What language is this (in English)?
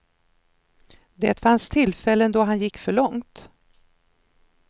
Swedish